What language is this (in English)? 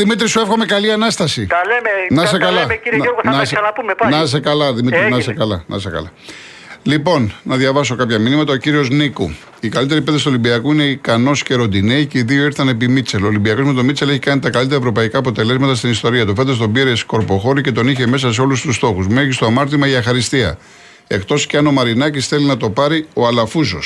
Greek